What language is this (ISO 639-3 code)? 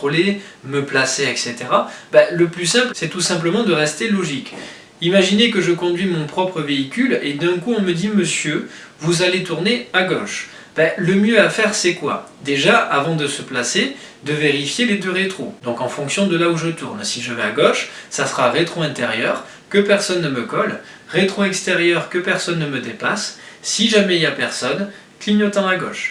fra